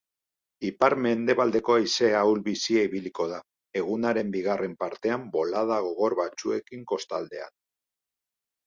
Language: Basque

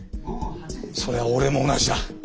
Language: Japanese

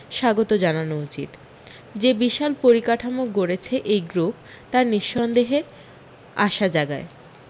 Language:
Bangla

